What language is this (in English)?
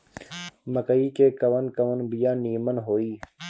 Bhojpuri